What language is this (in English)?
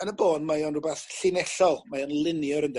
Welsh